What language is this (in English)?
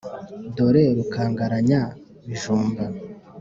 Kinyarwanda